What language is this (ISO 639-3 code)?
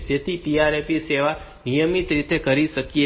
guj